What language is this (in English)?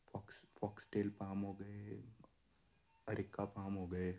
Punjabi